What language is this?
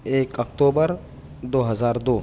Urdu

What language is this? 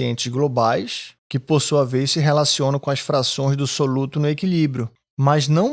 Portuguese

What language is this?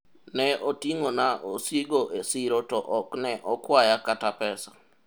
Luo (Kenya and Tanzania)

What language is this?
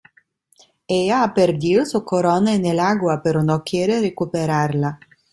Spanish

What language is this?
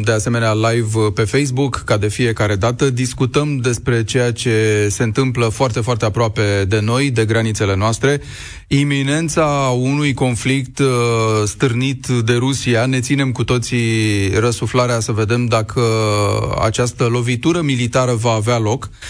Romanian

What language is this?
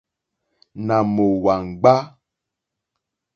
Mokpwe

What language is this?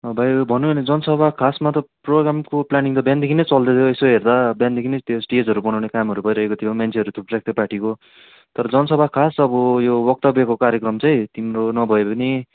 Nepali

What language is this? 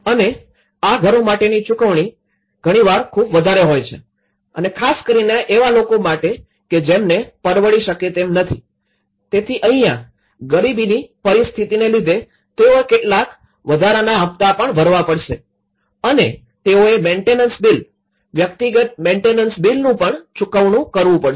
Gujarati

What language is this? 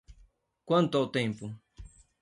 Portuguese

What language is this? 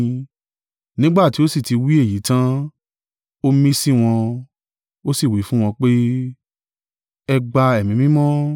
Yoruba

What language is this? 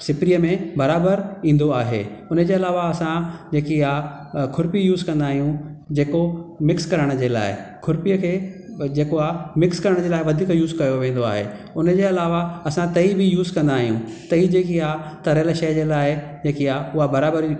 Sindhi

